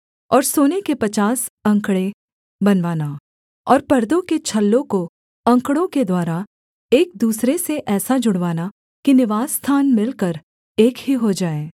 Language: Hindi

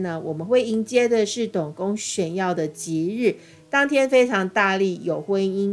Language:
Chinese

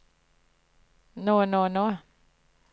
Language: Norwegian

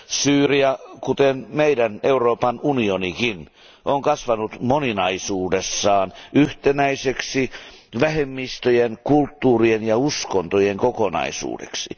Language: Finnish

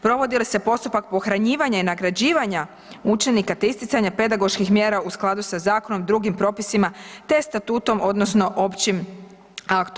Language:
Croatian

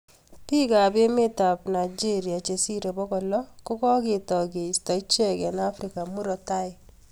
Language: Kalenjin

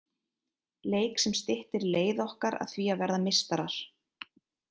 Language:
Icelandic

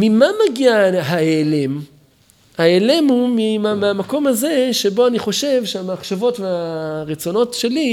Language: Hebrew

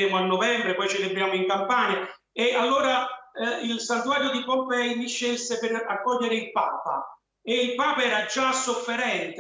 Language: Italian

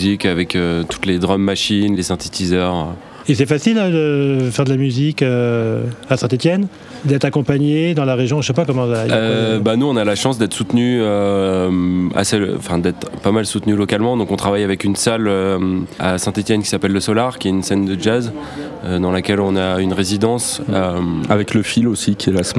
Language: French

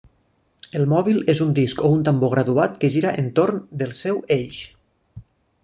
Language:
Catalan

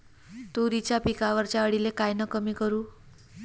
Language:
Marathi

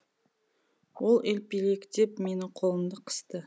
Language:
Kazakh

